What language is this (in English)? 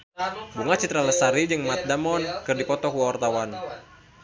Sundanese